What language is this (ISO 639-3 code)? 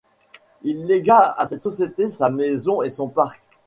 fra